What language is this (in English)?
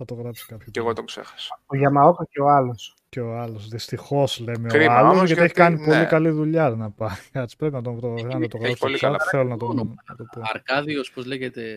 Greek